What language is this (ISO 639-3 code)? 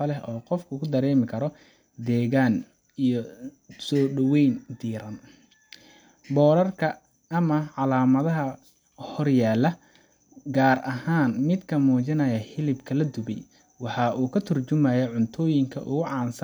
som